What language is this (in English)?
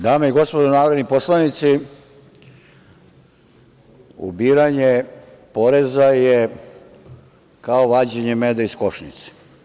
Serbian